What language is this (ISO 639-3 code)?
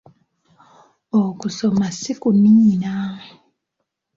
lug